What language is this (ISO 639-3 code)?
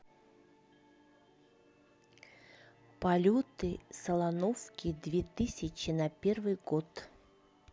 rus